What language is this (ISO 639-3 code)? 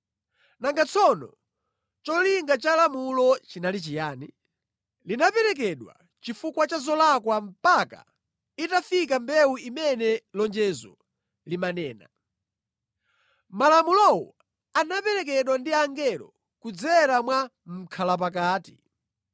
nya